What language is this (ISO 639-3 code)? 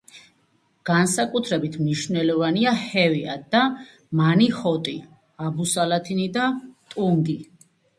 kat